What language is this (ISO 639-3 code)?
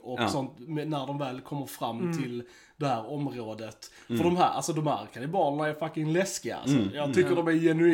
swe